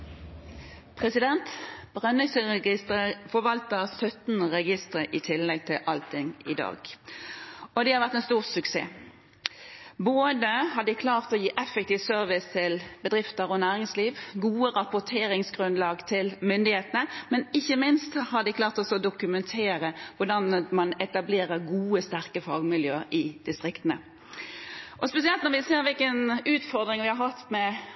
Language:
Norwegian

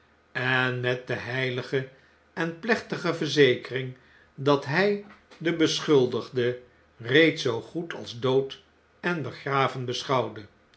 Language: Dutch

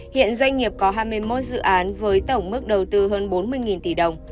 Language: Vietnamese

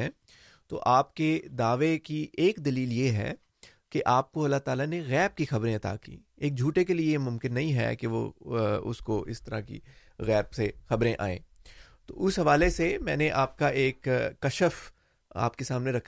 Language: Urdu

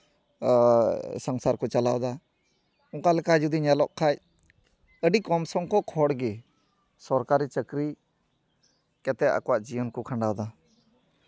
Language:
Santali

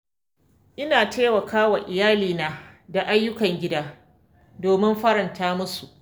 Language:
Hausa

